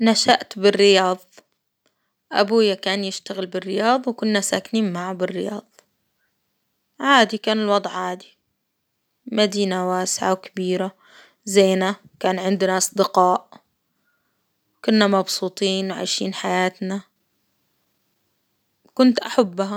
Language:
Hijazi Arabic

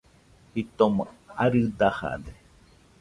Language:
Nüpode Huitoto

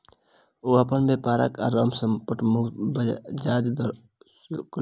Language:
Maithili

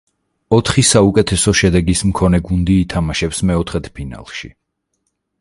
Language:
Georgian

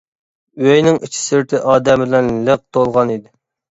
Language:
Uyghur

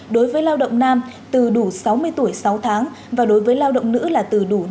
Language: Vietnamese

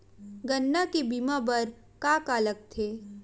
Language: Chhattisgarhi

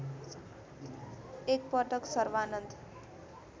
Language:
Nepali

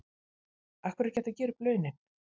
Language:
Icelandic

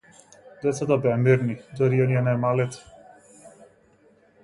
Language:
Macedonian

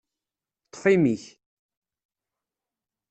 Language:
Kabyle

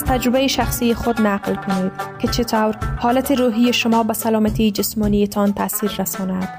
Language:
Persian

